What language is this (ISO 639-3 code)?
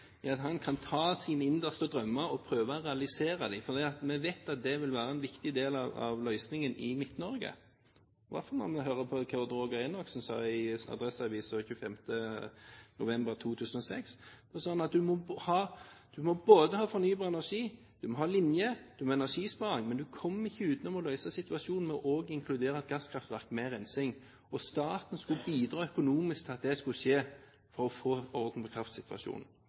nob